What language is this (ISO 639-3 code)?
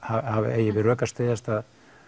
isl